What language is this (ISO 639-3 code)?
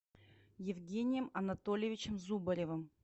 rus